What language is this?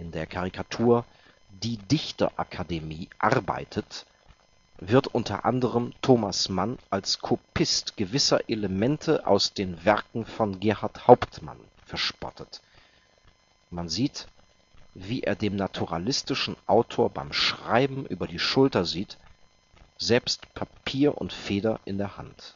German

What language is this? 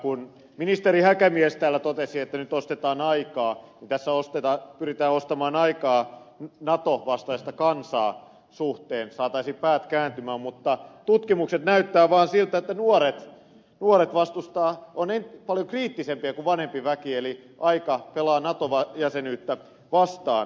Finnish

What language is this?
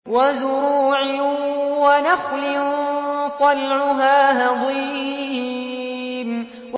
Arabic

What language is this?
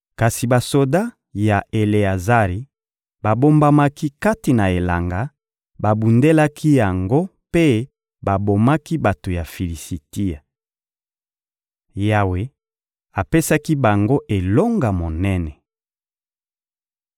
Lingala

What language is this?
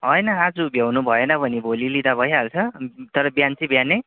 Nepali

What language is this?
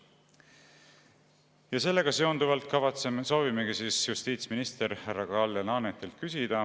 Estonian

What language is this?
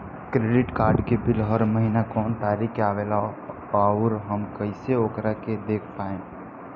Bhojpuri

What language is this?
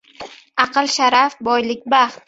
Uzbek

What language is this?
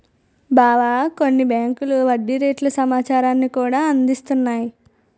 Telugu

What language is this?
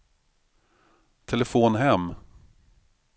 Swedish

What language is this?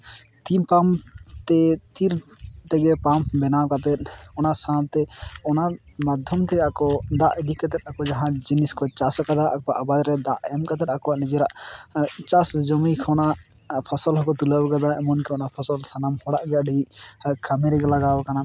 Santali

